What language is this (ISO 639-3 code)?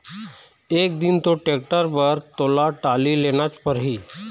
hne